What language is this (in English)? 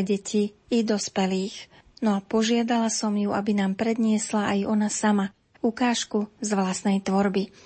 Slovak